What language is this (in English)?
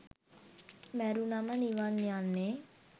Sinhala